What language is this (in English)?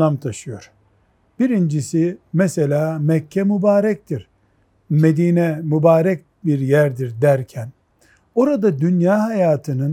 Turkish